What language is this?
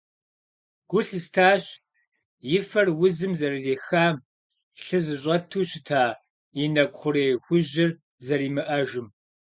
Kabardian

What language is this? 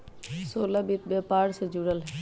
Magahi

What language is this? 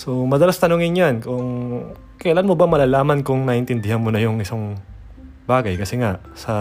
Filipino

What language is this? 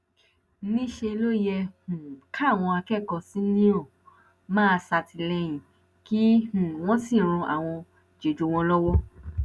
Yoruba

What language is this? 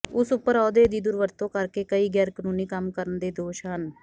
Punjabi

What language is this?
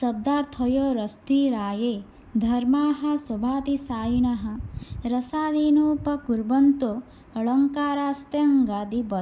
Sanskrit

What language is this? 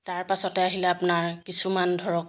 Assamese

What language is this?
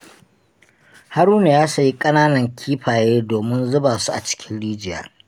Hausa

